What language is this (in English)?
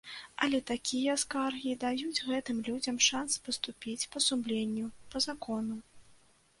Belarusian